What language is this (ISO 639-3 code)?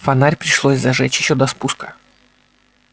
rus